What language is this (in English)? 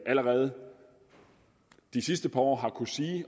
Danish